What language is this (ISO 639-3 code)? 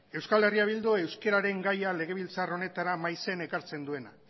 eus